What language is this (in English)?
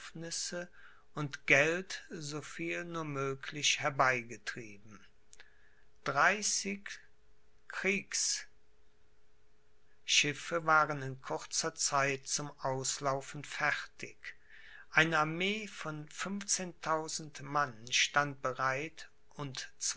German